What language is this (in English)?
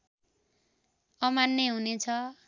Nepali